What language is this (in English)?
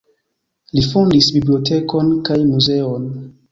Esperanto